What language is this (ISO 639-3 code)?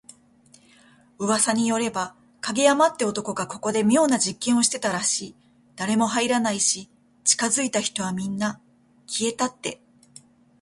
jpn